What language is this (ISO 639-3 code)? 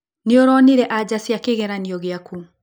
kik